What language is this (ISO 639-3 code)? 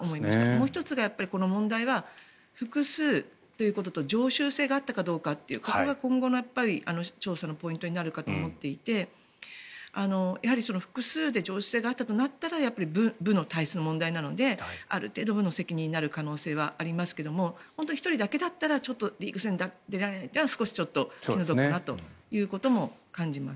jpn